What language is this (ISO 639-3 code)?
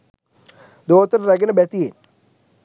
sin